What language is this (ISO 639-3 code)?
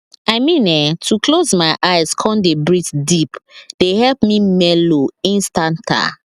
pcm